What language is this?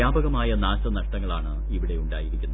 Malayalam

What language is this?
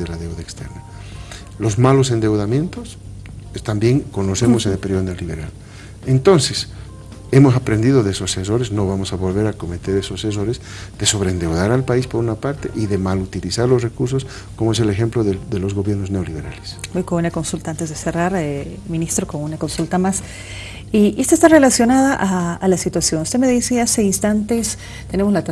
Spanish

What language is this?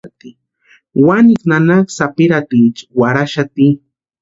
Western Highland Purepecha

